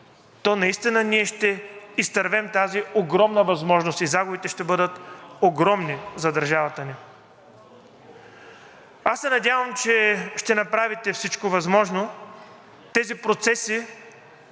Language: Bulgarian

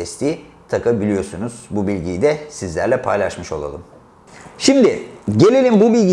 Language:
Turkish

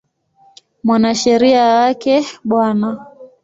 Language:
Swahili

